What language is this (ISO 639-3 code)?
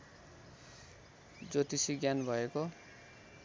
nep